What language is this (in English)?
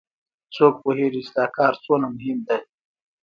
Pashto